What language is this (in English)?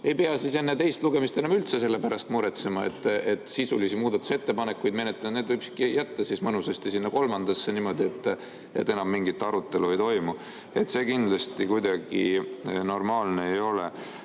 Estonian